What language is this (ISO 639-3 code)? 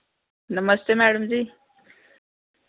doi